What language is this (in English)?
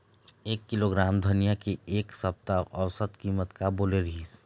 Chhattisgarhi